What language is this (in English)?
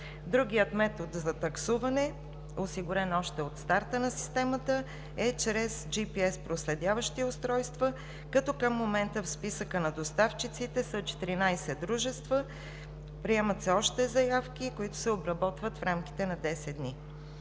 Bulgarian